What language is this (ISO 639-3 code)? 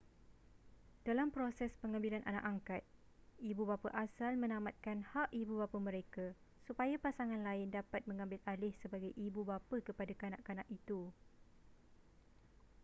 msa